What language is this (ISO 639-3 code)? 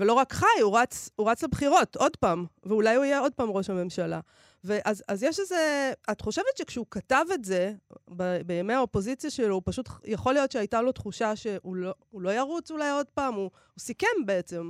heb